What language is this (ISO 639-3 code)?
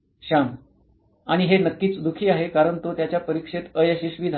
mar